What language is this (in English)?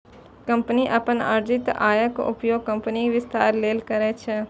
Maithili